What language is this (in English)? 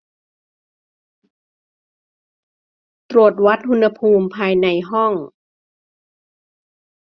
Thai